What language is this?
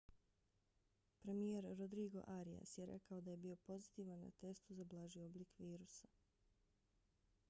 Bosnian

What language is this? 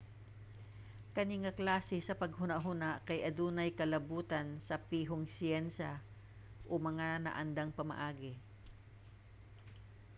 Cebuano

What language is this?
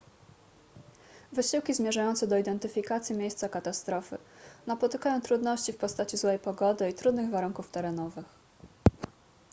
Polish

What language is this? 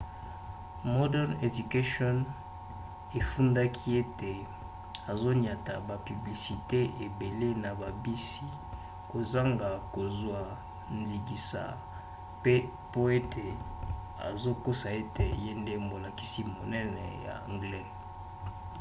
Lingala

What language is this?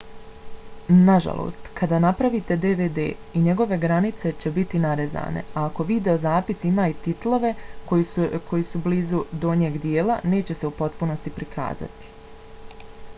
Bosnian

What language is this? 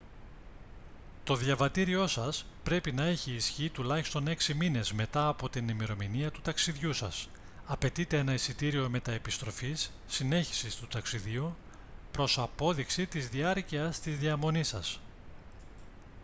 Greek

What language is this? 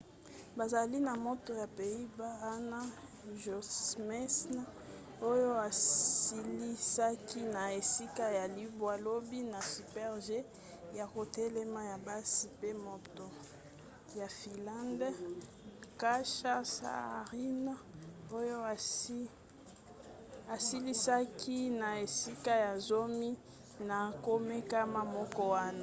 Lingala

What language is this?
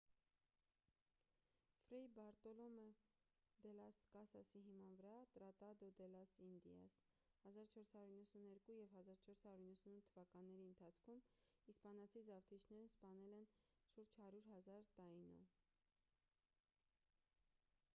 Armenian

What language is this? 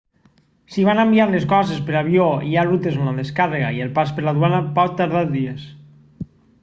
Catalan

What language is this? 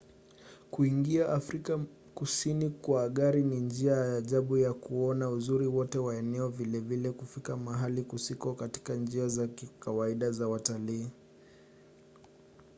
Swahili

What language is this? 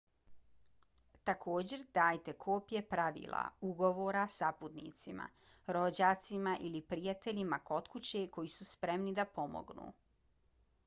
Bosnian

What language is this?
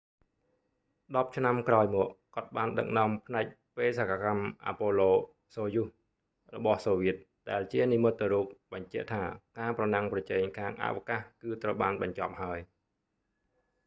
Khmer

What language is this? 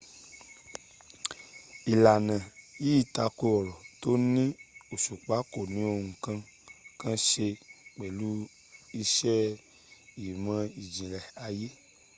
Yoruba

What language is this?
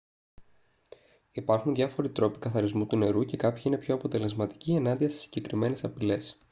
Greek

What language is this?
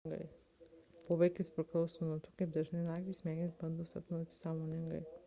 Lithuanian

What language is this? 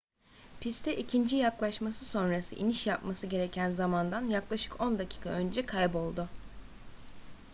Turkish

